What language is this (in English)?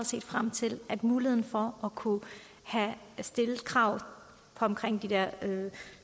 Danish